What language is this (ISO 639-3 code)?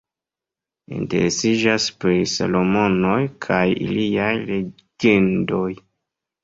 epo